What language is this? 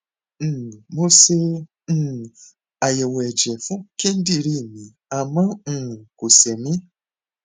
Yoruba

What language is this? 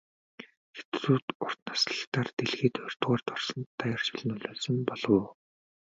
Mongolian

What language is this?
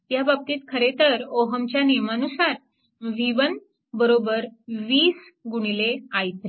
Marathi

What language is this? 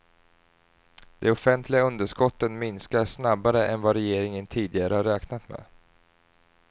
Swedish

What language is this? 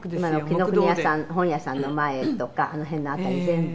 Japanese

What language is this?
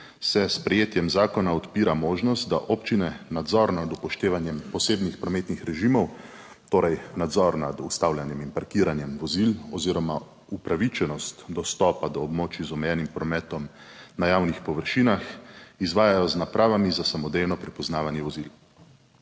Slovenian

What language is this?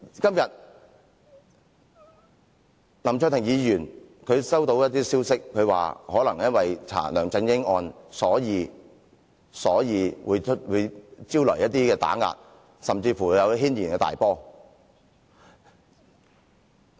Cantonese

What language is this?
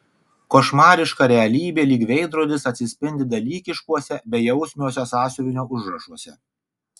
Lithuanian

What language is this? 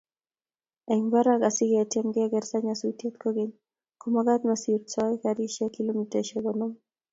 Kalenjin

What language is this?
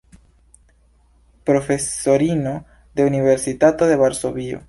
Esperanto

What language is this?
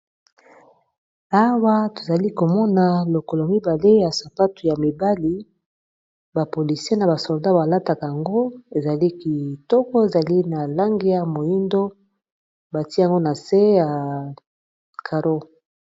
Lingala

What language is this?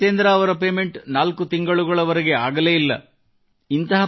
Kannada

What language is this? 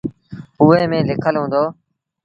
Sindhi Bhil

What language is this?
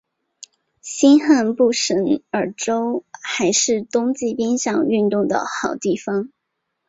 Chinese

